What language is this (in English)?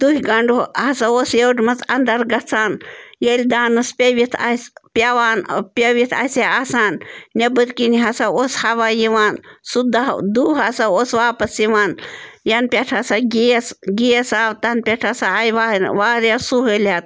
Kashmiri